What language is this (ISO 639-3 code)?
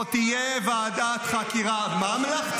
heb